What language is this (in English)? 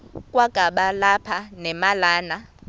Xhosa